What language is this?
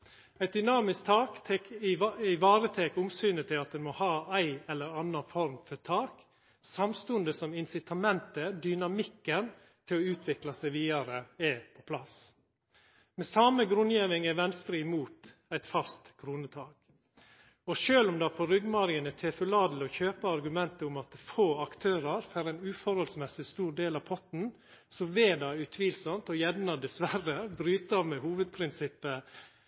Norwegian Nynorsk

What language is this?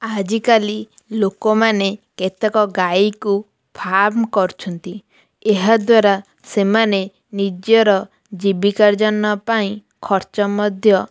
Odia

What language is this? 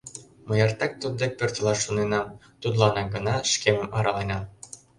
Mari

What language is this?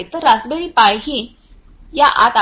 Marathi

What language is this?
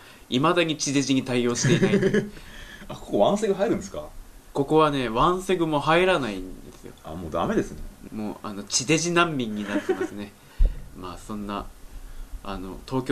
Japanese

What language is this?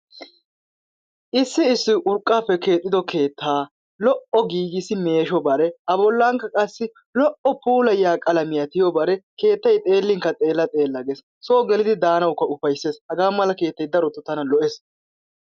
Wolaytta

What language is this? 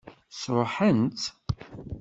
Kabyle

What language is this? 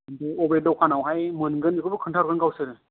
Bodo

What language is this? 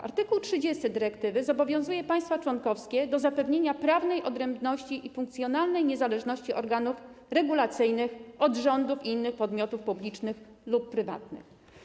Polish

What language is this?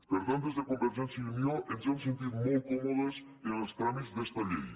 Catalan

